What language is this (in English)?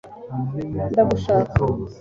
Kinyarwanda